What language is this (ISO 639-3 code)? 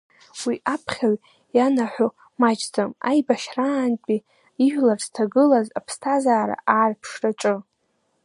abk